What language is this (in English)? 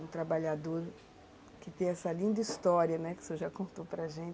Portuguese